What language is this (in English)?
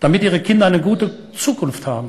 Hebrew